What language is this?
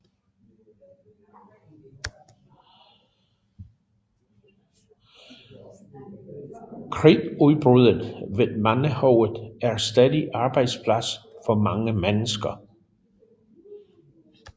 Danish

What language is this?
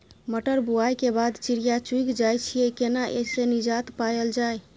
Maithili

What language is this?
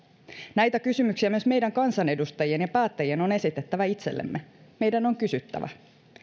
Finnish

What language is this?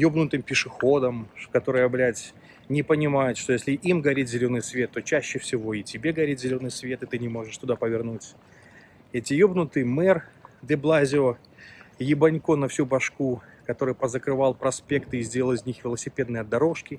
Russian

